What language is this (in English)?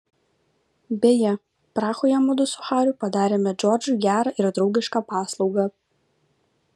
Lithuanian